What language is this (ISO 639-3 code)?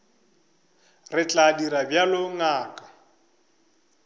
nso